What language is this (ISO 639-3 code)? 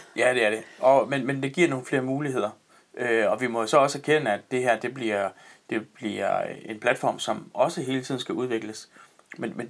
dan